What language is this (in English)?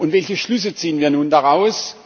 German